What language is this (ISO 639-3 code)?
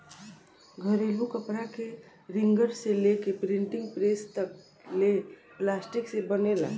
bho